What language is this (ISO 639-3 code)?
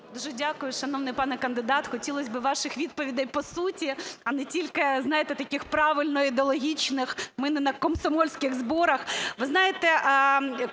ukr